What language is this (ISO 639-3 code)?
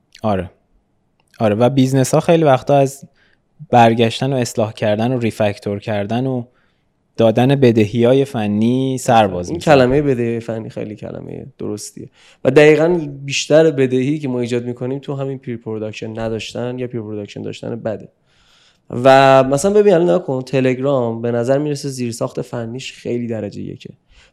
fas